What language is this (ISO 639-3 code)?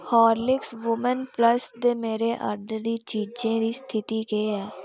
doi